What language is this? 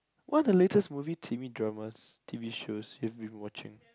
English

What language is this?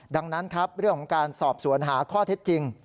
Thai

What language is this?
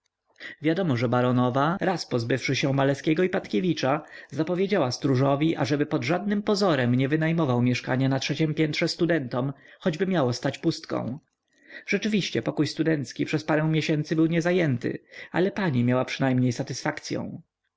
Polish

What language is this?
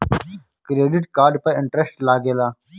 Bhojpuri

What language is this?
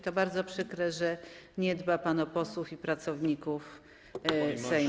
Polish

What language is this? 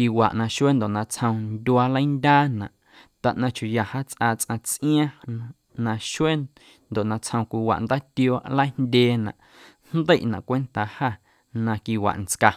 Guerrero Amuzgo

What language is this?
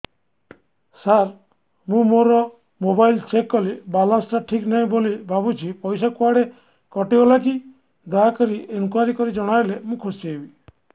Odia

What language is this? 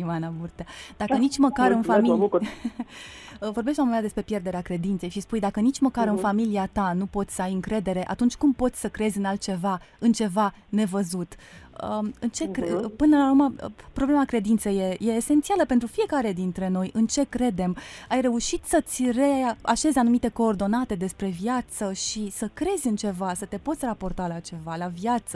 Romanian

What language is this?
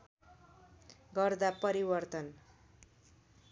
Nepali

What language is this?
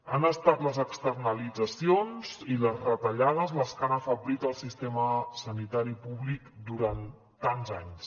Catalan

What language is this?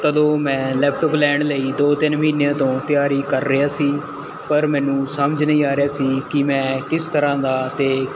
Punjabi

